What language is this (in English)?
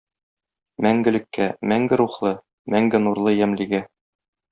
Tatar